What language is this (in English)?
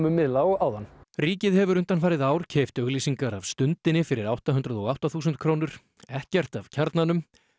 Icelandic